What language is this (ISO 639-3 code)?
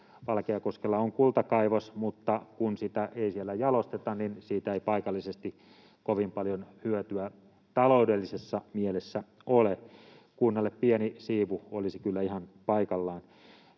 fin